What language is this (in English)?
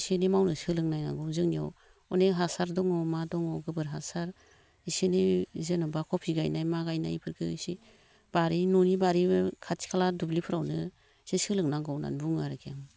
Bodo